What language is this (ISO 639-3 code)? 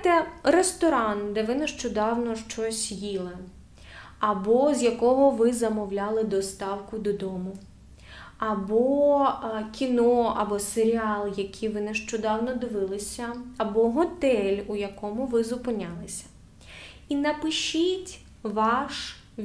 ukr